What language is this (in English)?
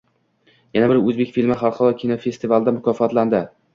Uzbek